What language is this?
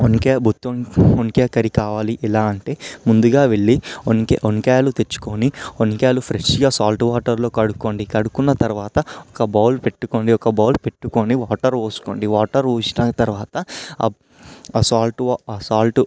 Telugu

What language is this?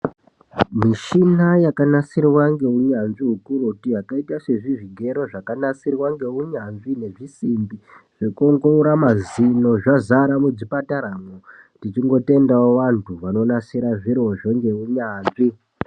Ndau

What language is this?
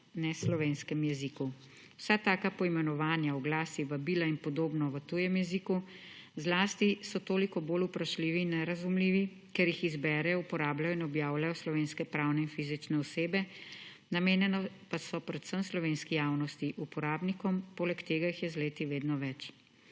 Slovenian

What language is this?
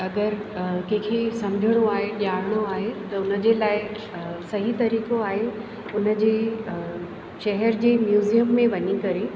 Sindhi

